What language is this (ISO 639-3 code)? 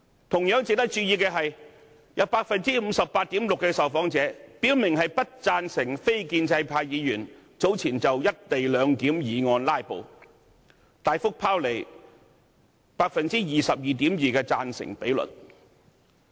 yue